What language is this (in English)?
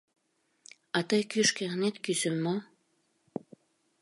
Mari